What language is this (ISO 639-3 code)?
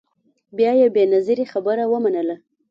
pus